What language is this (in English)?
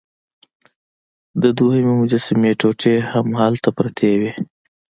Pashto